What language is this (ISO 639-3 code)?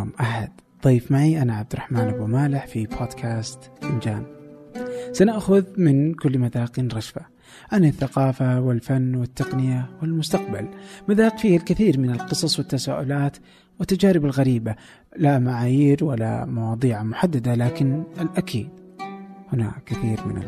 ara